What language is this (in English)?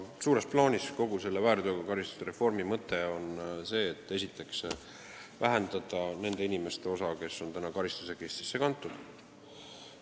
Estonian